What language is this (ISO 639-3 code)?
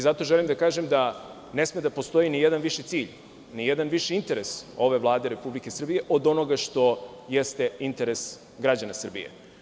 srp